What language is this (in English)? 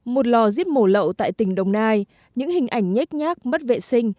Vietnamese